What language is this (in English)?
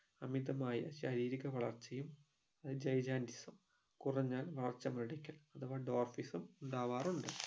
Malayalam